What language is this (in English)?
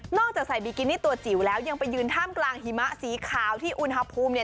Thai